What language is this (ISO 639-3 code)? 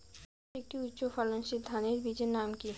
ben